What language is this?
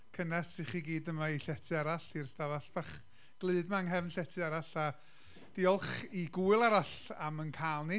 Welsh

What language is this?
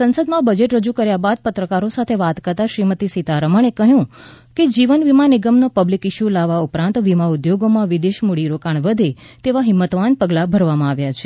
Gujarati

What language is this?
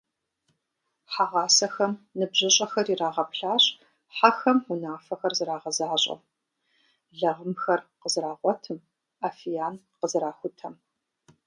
Kabardian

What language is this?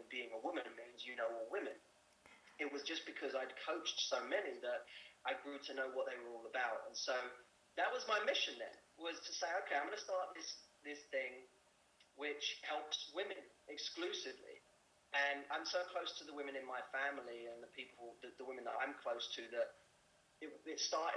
English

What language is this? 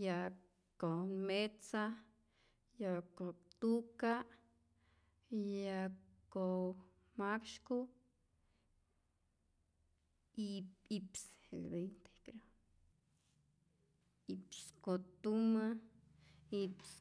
Rayón Zoque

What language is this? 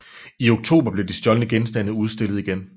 Danish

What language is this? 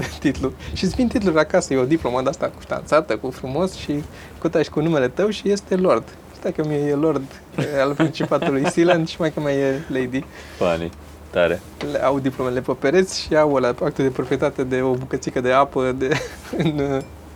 Romanian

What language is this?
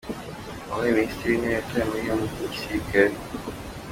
Kinyarwanda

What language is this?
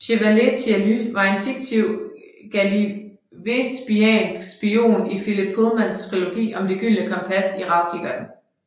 Danish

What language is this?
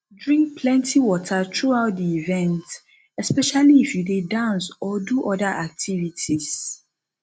Nigerian Pidgin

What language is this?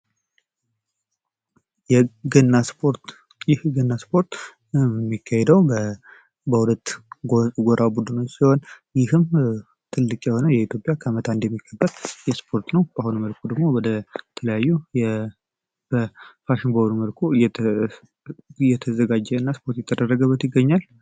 Amharic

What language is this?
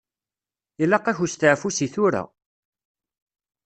Kabyle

